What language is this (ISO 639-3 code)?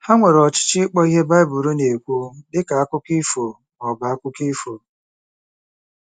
ibo